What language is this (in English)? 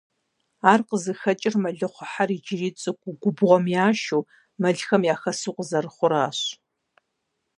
Kabardian